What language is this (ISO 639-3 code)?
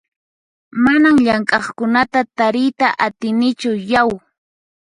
qxp